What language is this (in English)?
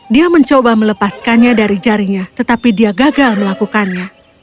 Indonesian